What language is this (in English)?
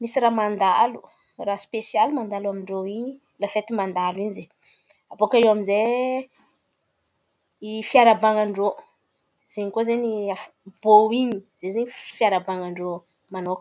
Antankarana Malagasy